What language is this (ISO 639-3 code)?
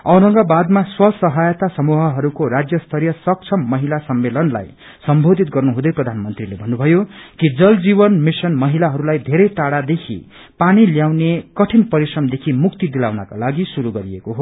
nep